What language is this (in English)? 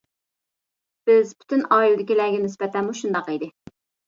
Uyghur